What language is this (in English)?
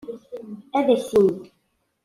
Kabyle